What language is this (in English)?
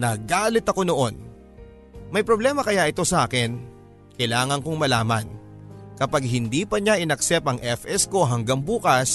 Filipino